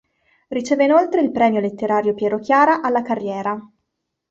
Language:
Italian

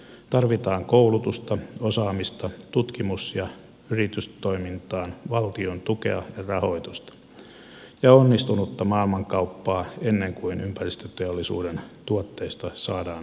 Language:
Finnish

